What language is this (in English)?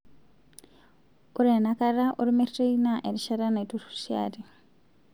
Masai